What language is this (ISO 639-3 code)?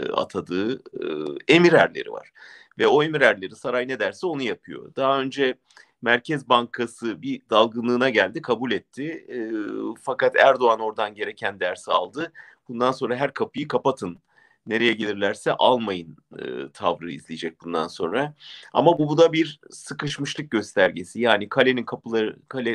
tur